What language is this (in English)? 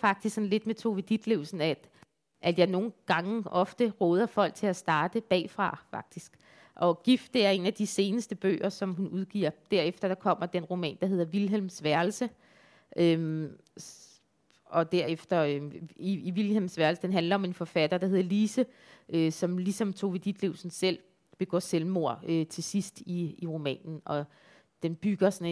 Danish